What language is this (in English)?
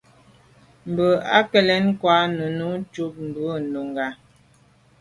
Medumba